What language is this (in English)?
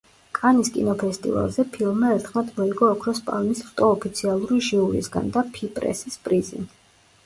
Georgian